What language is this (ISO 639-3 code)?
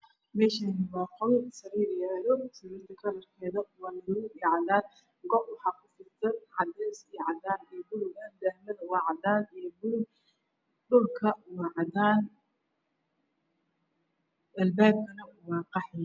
som